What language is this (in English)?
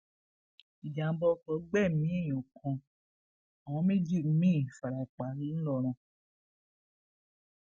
Yoruba